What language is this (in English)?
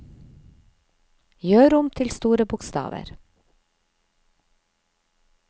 Norwegian